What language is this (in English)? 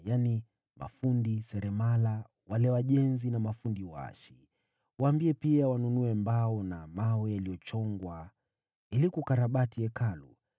Swahili